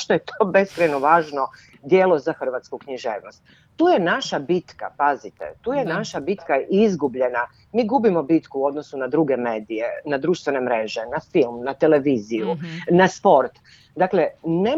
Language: Croatian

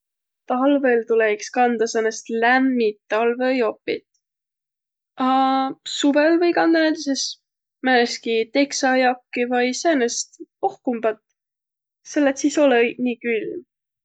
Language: Võro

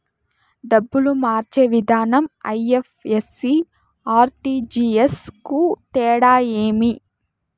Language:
Telugu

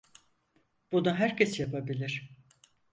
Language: Turkish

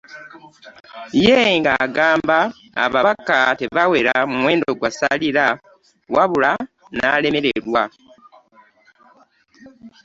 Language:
Ganda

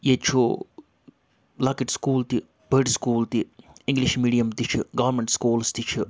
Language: Kashmiri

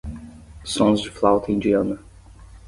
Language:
Portuguese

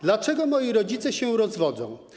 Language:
Polish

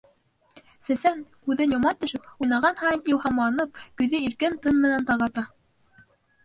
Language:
Bashkir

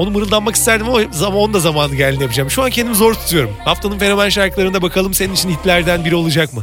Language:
Turkish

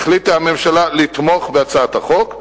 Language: Hebrew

